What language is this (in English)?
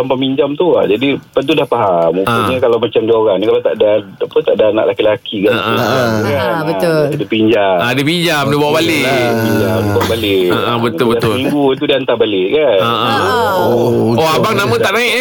Malay